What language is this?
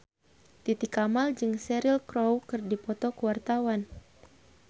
Sundanese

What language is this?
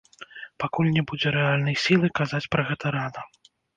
Belarusian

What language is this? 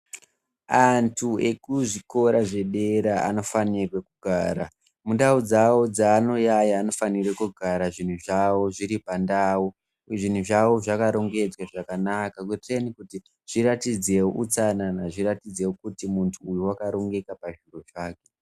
Ndau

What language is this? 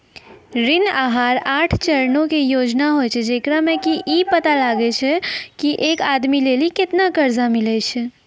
Maithili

